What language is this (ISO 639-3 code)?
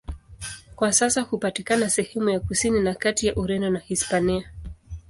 swa